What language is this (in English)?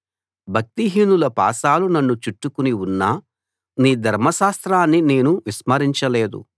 Telugu